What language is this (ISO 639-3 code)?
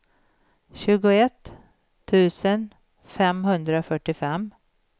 swe